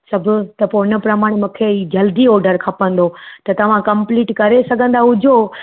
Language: Sindhi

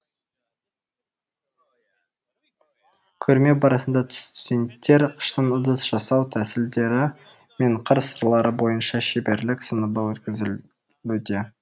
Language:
Kazakh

